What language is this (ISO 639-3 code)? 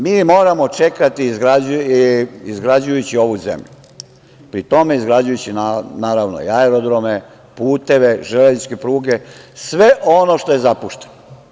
srp